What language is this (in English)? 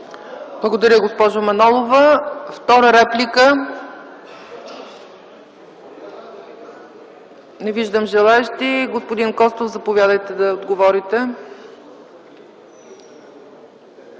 Bulgarian